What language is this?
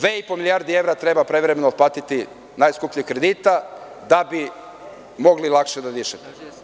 Serbian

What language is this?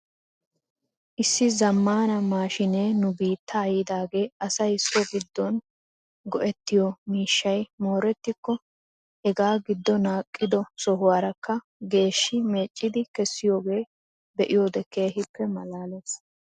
Wolaytta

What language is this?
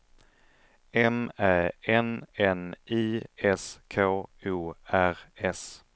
Swedish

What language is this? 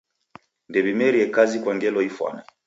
Taita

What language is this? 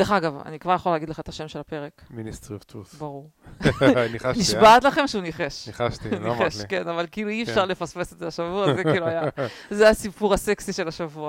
Hebrew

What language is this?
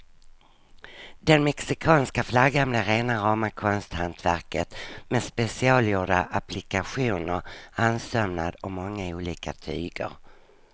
Swedish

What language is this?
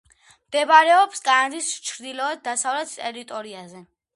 Georgian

